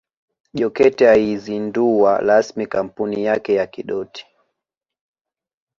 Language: Swahili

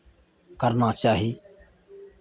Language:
Maithili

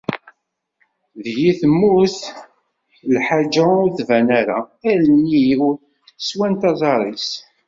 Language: Kabyle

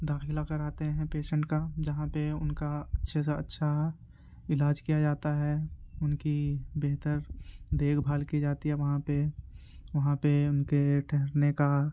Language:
Urdu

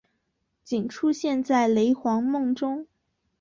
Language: Chinese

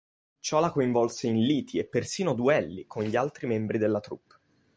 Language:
Italian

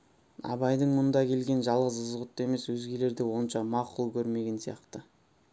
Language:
Kazakh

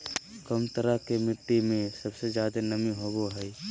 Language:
Magahi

